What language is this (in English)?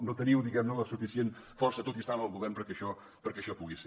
Catalan